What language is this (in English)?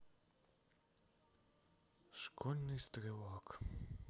Russian